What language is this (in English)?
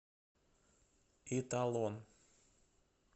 Russian